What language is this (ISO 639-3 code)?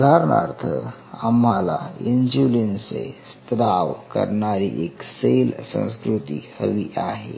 mar